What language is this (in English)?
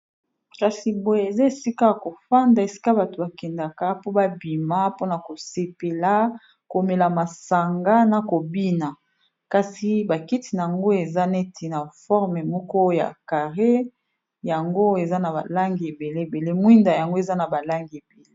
Lingala